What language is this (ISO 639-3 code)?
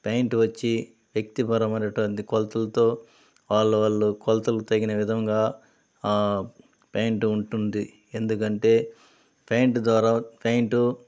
tel